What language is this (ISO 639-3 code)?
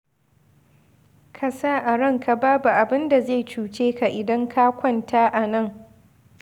hau